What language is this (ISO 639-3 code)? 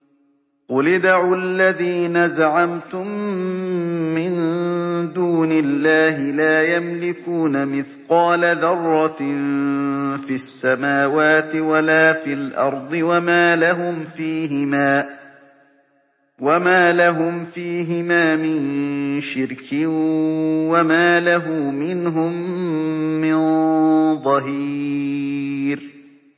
ara